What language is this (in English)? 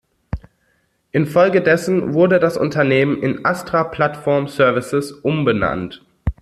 German